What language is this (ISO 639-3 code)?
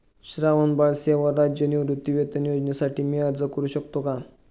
mar